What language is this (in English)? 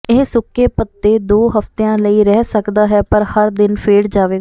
Punjabi